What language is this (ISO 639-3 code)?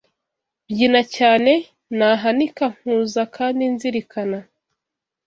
kin